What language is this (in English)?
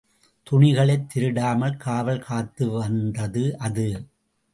Tamil